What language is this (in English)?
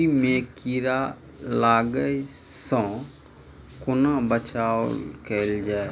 Maithili